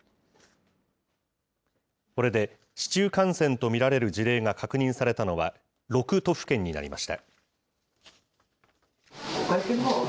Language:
Japanese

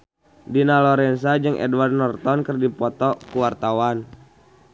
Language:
Sundanese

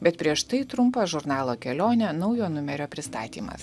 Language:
Lithuanian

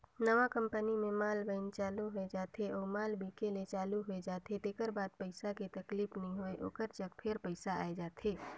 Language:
Chhattisgarhi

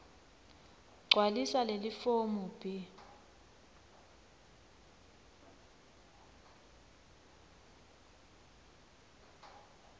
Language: Swati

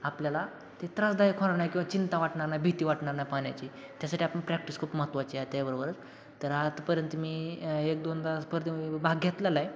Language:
Marathi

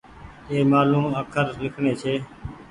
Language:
Goaria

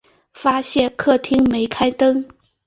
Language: Chinese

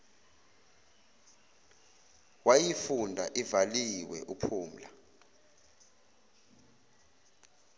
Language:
Zulu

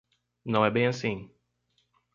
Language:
Portuguese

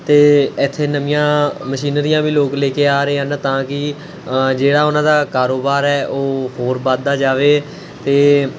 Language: Punjabi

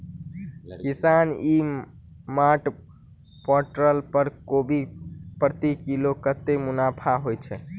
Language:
Maithili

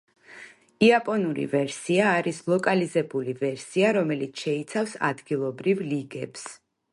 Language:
Georgian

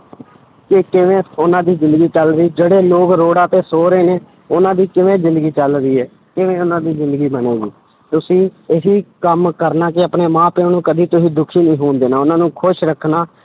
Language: Punjabi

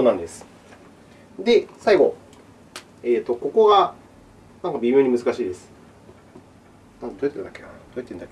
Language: Japanese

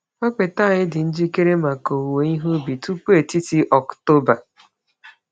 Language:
Igbo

